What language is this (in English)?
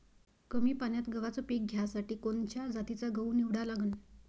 Marathi